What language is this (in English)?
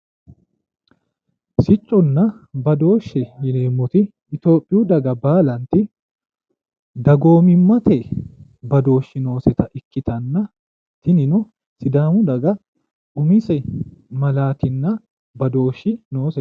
Sidamo